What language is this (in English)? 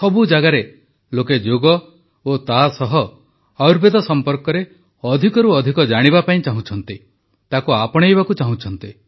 Odia